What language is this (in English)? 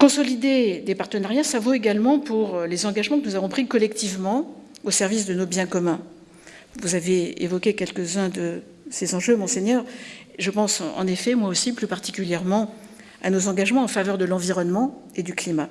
French